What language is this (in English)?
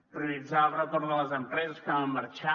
Catalan